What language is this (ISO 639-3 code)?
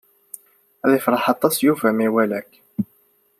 kab